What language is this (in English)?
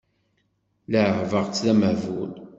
Kabyle